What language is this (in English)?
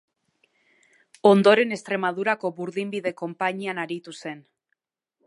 Basque